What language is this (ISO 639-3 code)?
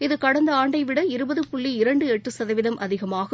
tam